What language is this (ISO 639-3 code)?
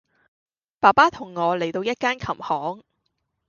yue